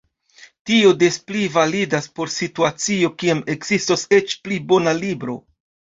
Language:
Esperanto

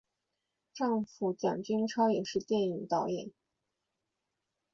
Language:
Chinese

